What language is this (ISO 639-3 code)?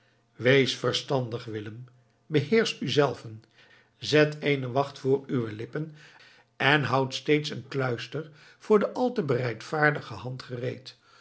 nld